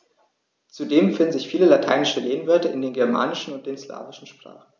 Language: German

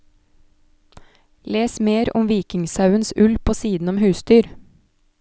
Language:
Norwegian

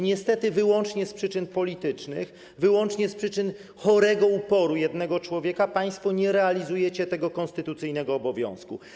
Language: Polish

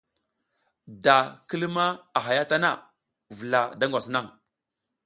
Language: South Giziga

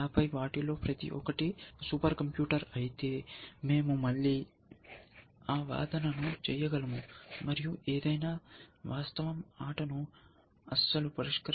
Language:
Telugu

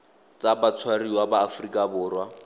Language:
Tswana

